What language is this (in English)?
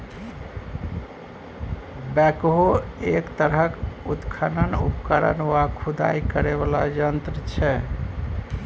Maithili